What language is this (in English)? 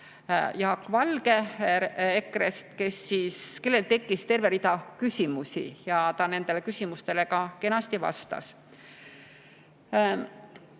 Estonian